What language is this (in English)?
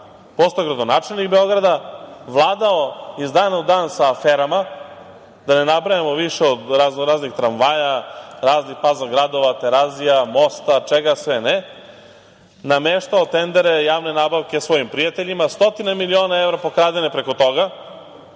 Serbian